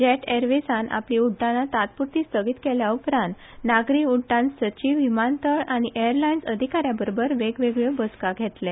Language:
Konkani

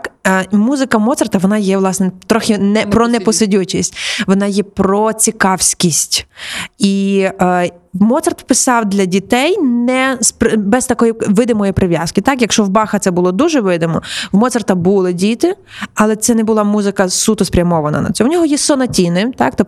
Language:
Ukrainian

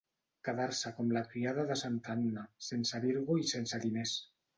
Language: Catalan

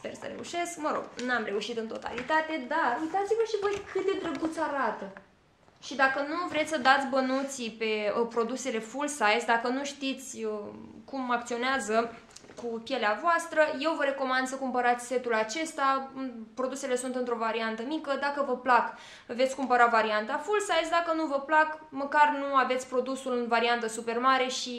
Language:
Romanian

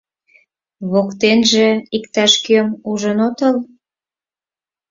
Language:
Mari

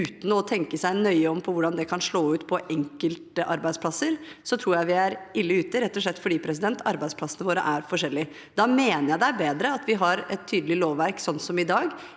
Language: Norwegian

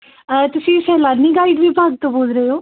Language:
Punjabi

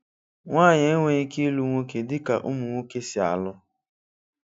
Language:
Igbo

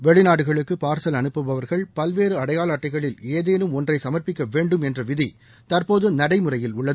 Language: Tamil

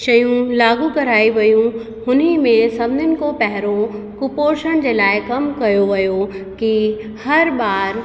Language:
Sindhi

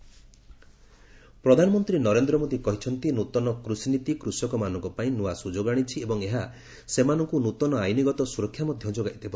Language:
Odia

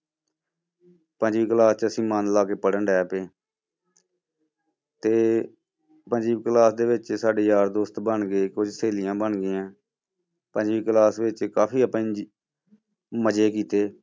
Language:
Punjabi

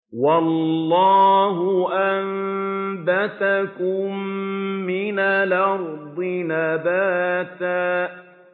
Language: Arabic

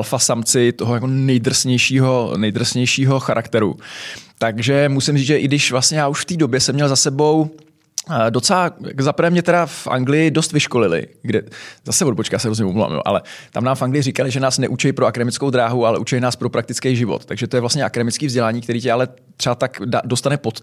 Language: Czech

